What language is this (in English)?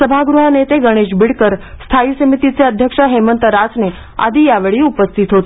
Marathi